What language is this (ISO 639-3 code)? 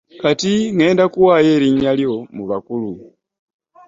lug